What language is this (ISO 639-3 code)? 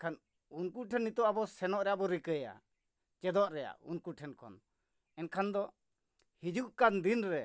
sat